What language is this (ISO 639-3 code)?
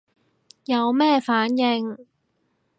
yue